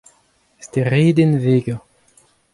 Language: Breton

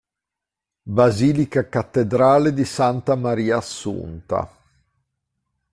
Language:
Italian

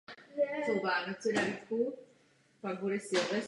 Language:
Czech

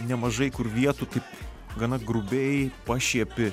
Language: Lithuanian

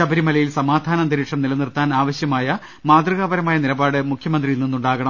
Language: Malayalam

